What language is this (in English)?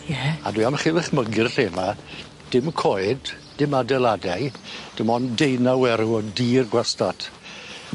Welsh